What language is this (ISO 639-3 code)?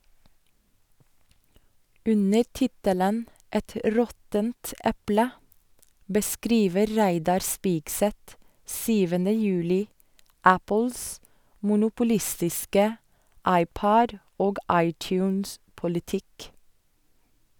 nor